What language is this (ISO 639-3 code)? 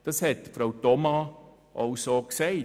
gsw